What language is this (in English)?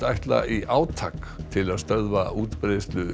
Icelandic